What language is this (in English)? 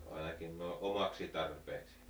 Finnish